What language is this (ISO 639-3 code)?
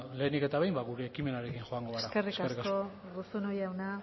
eus